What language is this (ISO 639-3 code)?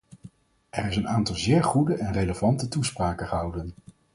nld